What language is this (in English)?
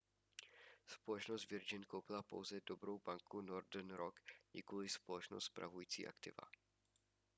Czech